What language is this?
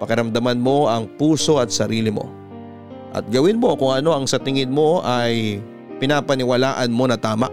Filipino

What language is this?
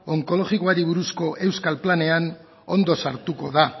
Basque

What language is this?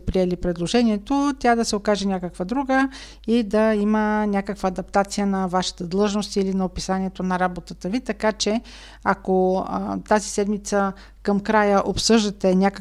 Bulgarian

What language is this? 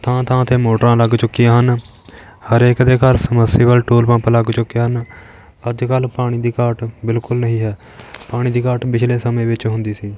Punjabi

